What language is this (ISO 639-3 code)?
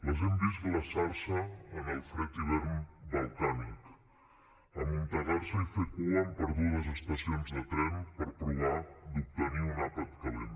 cat